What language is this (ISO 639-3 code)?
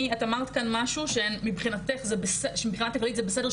heb